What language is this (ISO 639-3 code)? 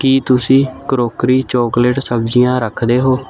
pan